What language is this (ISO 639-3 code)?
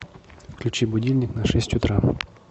rus